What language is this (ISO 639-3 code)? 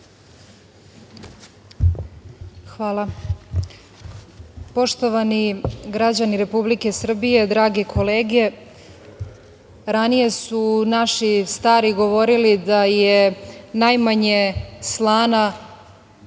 srp